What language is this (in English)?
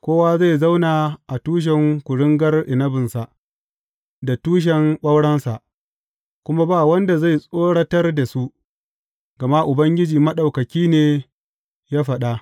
Hausa